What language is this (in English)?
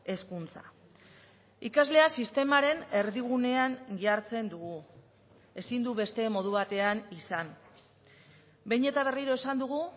Basque